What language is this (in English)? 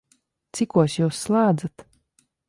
Latvian